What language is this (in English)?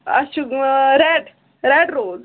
Kashmiri